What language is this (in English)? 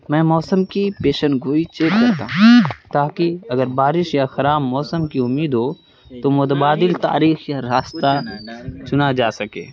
Urdu